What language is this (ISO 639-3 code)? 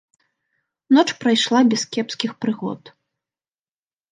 bel